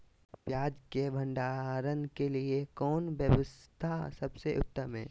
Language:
Magahi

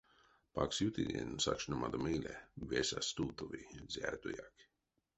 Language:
Erzya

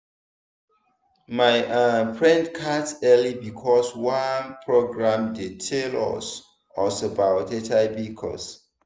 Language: Nigerian Pidgin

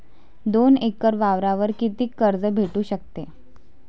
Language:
Marathi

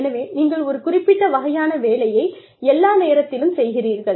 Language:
Tamil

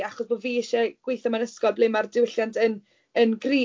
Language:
Welsh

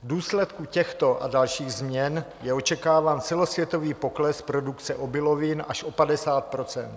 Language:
Czech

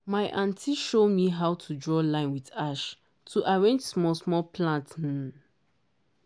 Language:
Nigerian Pidgin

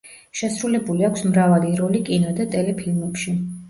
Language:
Georgian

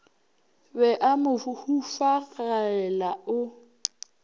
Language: Northern Sotho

